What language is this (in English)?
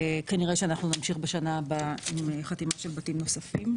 Hebrew